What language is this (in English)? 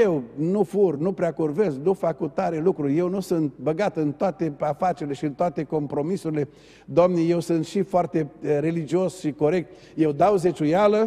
Romanian